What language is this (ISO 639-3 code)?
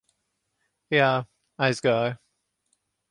lav